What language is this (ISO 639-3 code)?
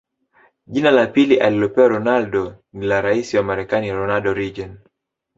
swa